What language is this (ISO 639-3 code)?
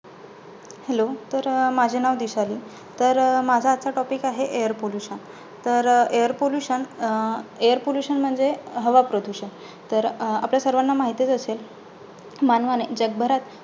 mar